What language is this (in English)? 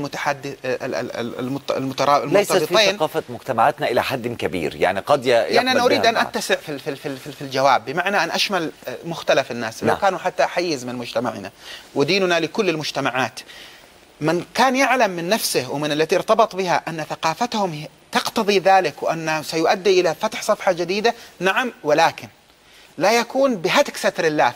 Arabic